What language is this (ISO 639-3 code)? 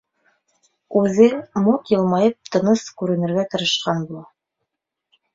bak